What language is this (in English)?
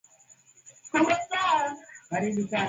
Swahili